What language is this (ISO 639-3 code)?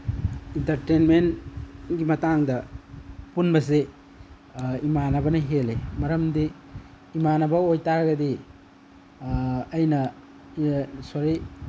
mni